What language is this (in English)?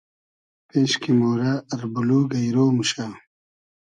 Hazaragi